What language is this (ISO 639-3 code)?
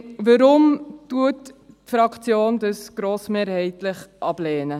gsw